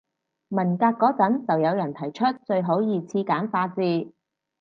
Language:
Cantonese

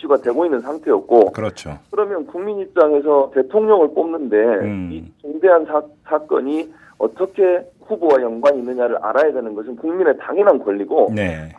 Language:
Korean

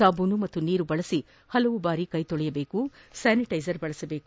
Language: Kannada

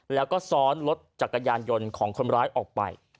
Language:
Thai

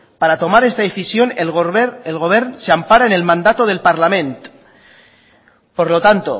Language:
Spanish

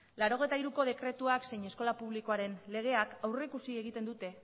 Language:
Basque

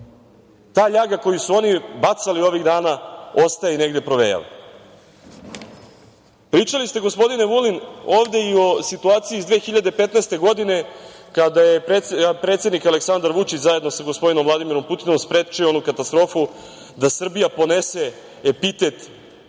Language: Serbian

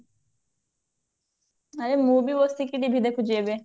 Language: Odia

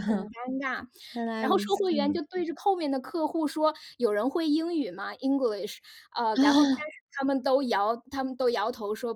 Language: Chinese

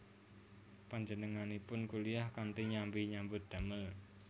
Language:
Javanese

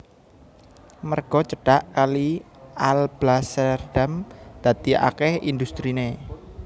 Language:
Javanese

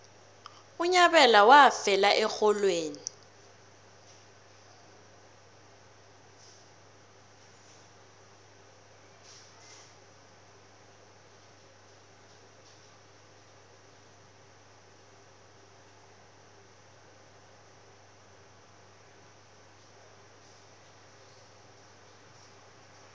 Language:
South Ndebele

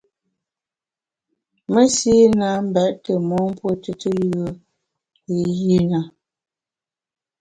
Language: Bamun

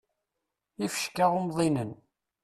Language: Kabyle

